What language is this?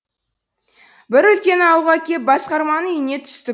Kazakh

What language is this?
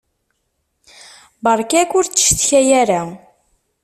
Kabyle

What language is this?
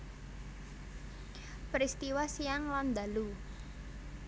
Javanese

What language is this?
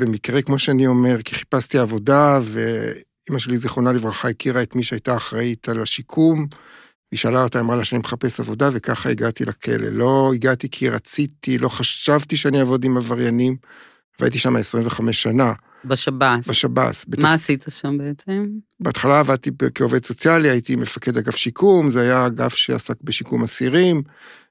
Hebrew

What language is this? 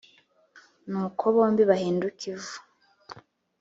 Kinyarwanda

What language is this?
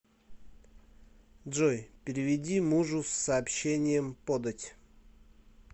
Russian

